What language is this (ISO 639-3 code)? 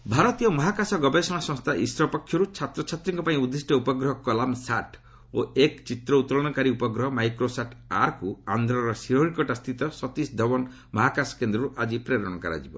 ori